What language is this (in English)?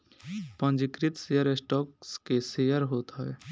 Bhojpuri